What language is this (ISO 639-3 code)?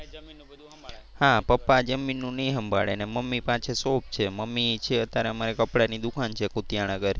guj